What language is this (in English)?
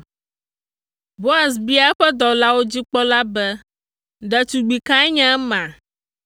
Ewe